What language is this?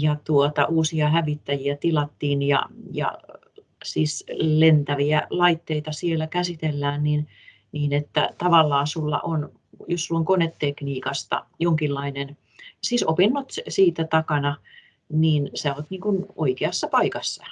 Finnish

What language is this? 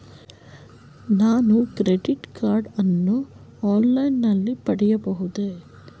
Kannada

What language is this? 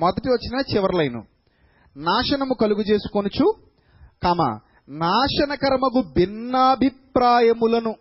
Telugu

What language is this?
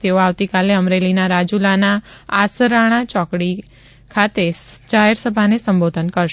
Gujarati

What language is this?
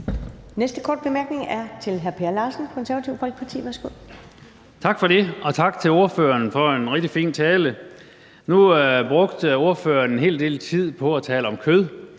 Danish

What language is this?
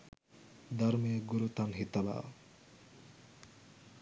Sinhala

